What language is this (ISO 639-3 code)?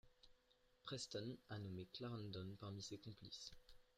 fra